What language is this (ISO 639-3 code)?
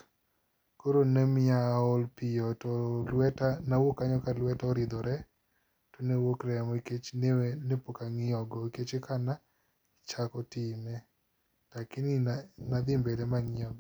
luo